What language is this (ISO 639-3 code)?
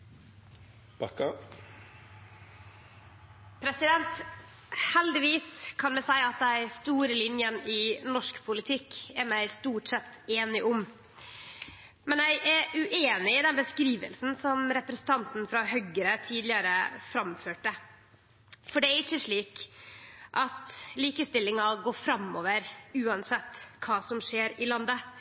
nno